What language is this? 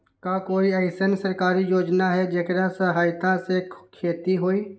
Magahi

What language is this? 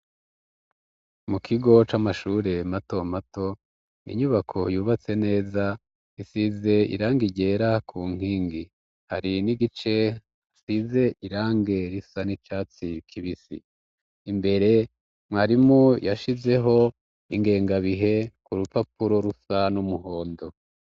Rundi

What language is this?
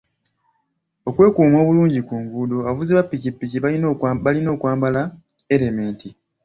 Ganda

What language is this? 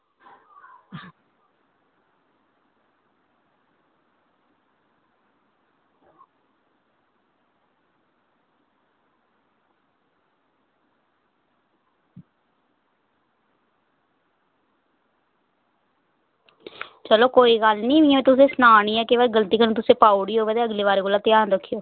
Dogri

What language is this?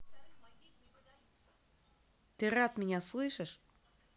Russian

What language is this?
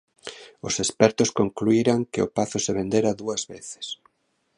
Galician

